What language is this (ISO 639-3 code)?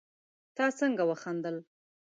pus